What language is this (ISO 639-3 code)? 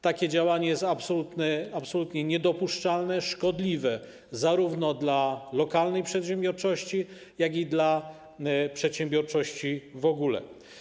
pol